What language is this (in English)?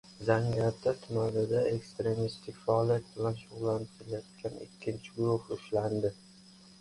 Uzbek